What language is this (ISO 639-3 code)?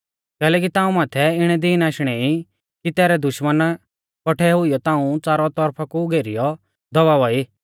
bfz